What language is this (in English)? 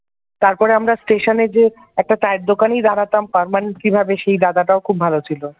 Bangla